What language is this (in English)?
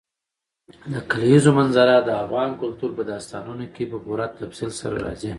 Pashto